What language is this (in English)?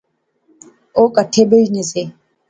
Pahari-Potwari